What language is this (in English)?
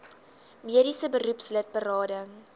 Afrikaans